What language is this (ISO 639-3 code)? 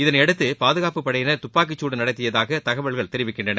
tam